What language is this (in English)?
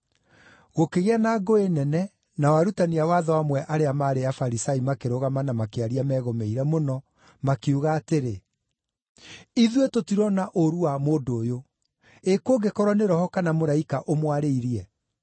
Kikuyu